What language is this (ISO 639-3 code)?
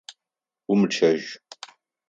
ady